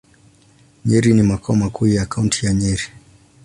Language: Swahili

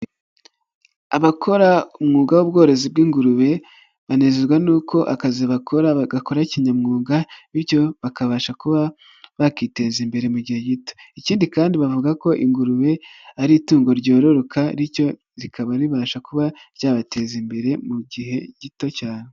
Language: Kinyarwanda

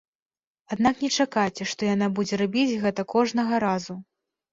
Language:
Belarusian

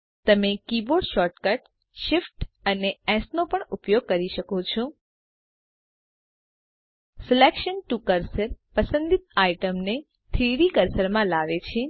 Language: Gujarati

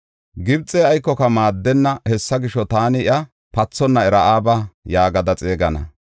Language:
Gofa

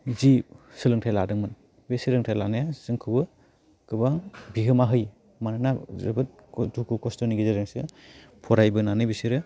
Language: Bodo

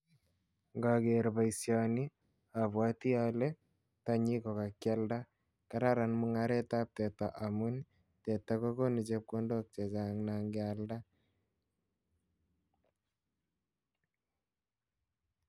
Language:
Kalenjin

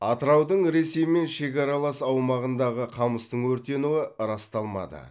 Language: Kazakh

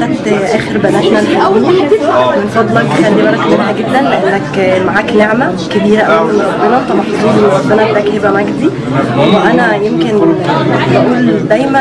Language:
Arabic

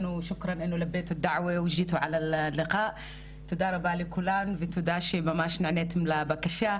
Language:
Hebrew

